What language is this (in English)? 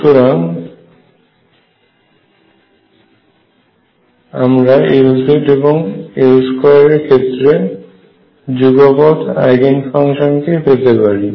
Bangla